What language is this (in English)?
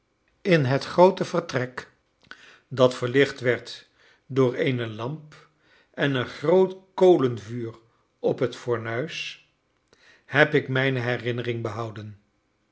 Dutch